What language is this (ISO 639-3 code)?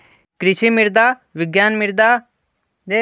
mag